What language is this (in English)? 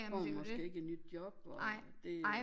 Danish